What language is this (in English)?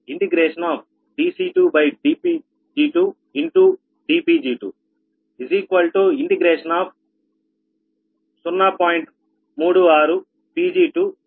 Telugu